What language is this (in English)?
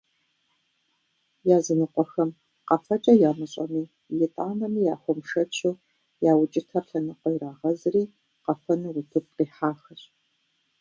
Kabardian